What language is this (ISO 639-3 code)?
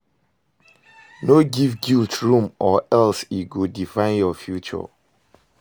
pcm